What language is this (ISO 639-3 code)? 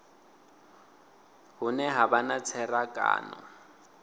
ven